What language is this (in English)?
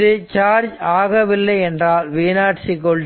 Tamil